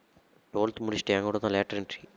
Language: Tamil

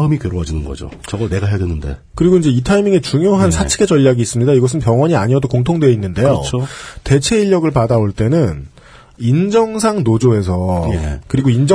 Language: Korean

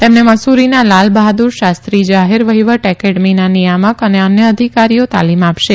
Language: Gujarati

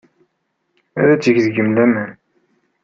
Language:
Kabyle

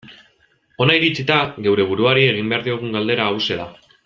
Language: Basque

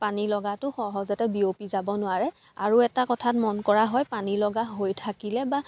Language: Assamese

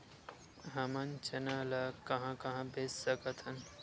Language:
Chhattisgarhi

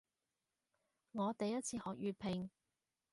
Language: Cantonese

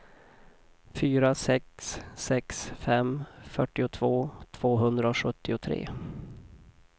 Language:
Swedish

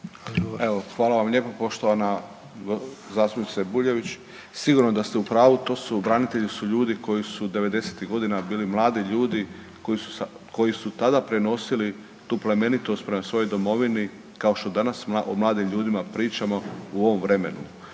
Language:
Croatian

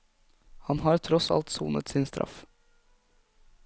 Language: Norwegian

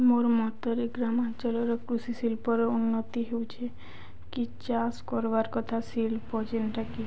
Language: Odia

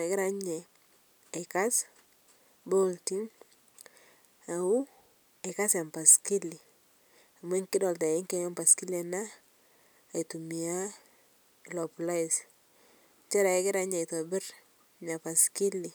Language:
Masai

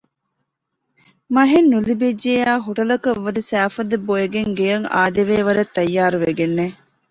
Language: Divehi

